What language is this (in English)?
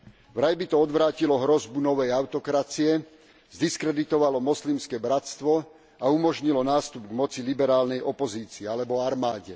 Slovak